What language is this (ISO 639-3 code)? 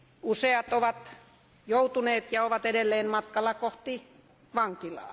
fin